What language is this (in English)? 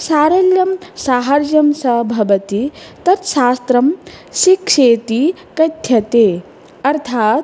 Sanskrit